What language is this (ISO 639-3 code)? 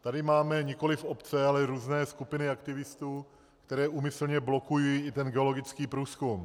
ces